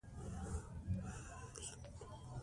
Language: Pashto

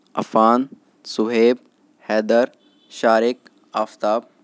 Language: Urdu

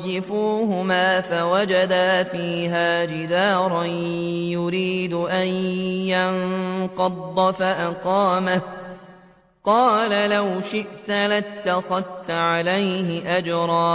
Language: Arabic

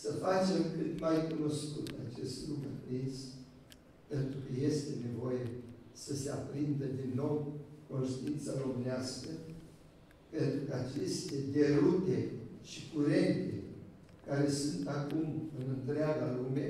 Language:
Romanian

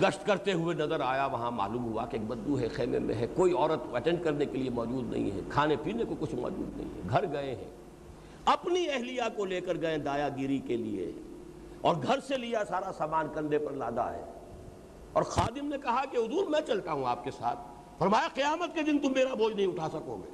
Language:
Urdu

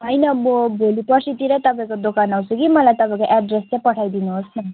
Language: Nepali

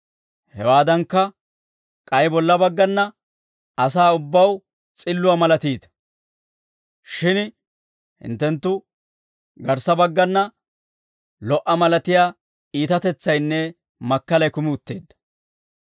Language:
Dawro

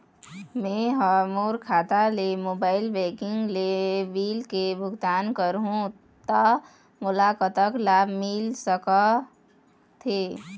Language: Chhattisgarhi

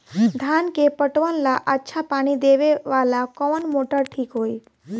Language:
Bhojpuri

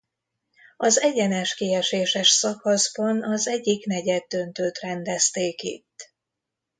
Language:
Hungarian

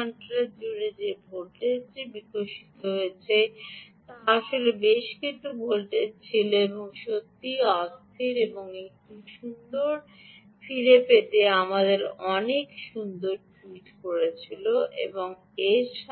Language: Bangla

